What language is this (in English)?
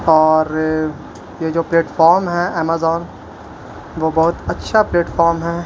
Urdu